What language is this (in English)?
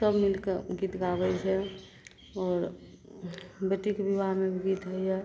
Maithili